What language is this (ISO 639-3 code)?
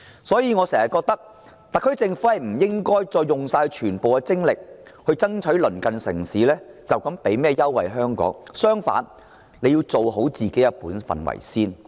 yue